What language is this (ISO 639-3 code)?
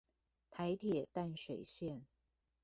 zho